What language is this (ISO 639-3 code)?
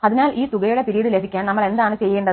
mal